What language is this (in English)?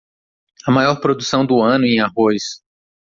Portuguese